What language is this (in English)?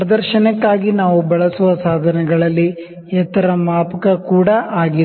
Kannada